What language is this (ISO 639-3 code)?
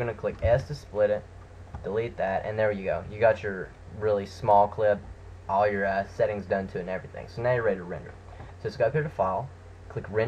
eng